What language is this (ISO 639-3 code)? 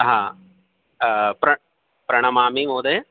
san